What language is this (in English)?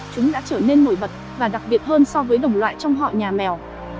Vietnamese